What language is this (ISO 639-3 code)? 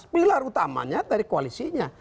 ind